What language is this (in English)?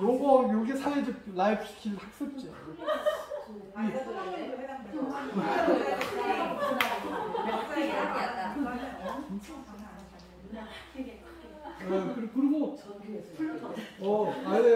Korean